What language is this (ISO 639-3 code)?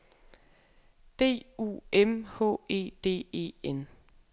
dan